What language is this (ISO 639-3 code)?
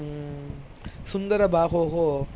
san